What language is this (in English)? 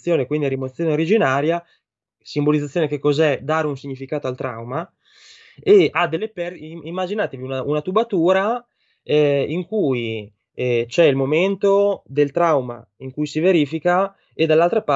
Italian